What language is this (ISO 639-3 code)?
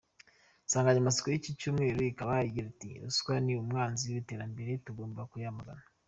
kin